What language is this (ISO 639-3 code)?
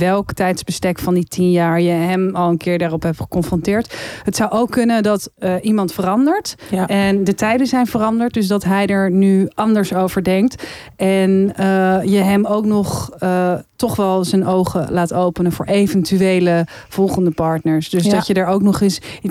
nld